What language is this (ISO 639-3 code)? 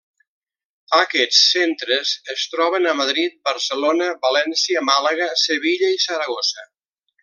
cat